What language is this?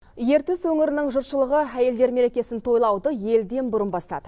Kazakh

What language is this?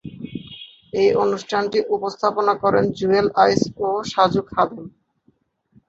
Bangla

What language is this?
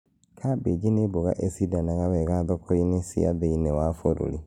Kikuyu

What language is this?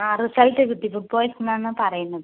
Malayalam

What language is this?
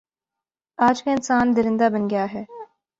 Urdu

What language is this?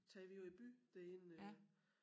Danish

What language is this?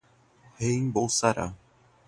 Portuguese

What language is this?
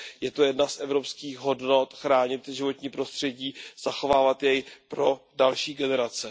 Czech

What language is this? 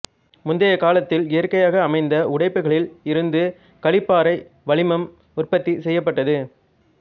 Tamil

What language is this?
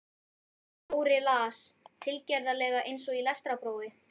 Icelandic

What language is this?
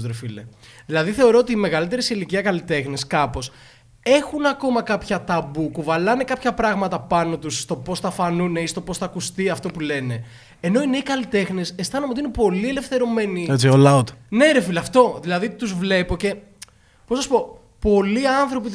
Greek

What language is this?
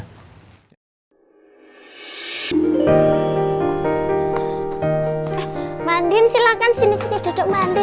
Indonesian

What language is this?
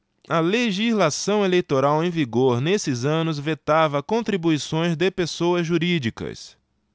Portuguese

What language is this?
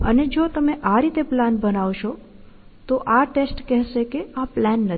Gujarati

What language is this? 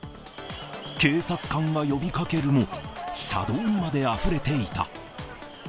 Japanese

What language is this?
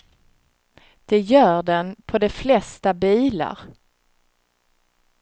Swedish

